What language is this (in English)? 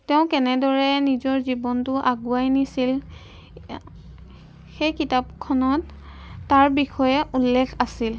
Assamese